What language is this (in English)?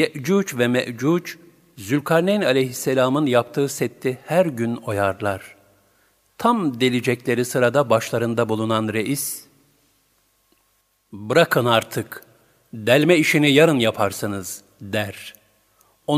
Turkish